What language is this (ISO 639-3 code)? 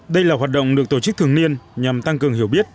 vie